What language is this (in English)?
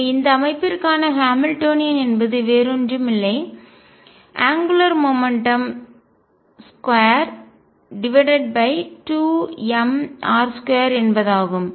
Tamil